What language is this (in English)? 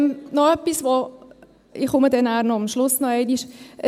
Swiss German